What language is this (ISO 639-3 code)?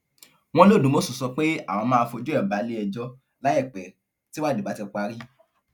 yor